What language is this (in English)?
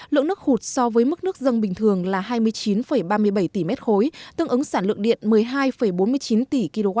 Vietnamese